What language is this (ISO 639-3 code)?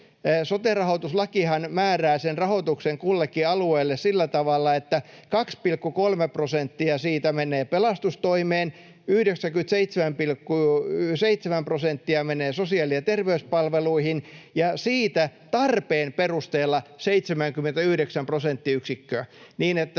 fin